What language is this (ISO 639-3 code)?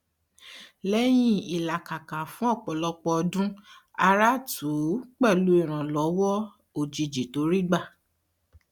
yor